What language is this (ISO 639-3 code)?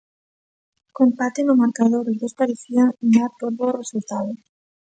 glg